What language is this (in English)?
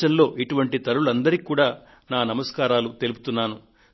Telugu